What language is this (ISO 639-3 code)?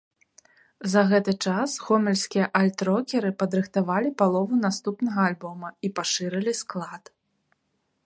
bel